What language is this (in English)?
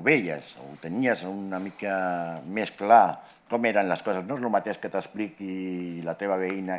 Catalan